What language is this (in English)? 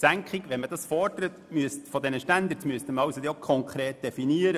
Swiss German